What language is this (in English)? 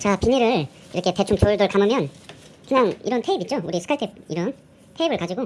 Korean